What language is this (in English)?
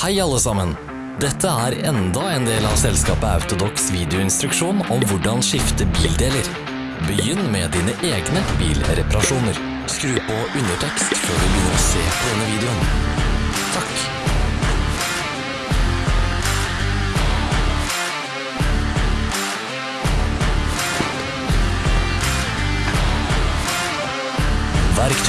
Norwegian